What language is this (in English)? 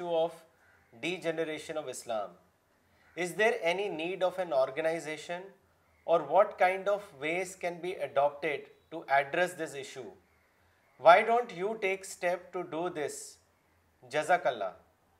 Urdu